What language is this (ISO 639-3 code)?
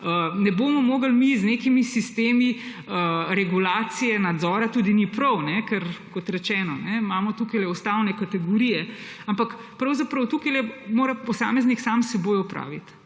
slv